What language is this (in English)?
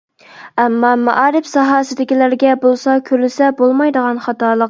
Uyghur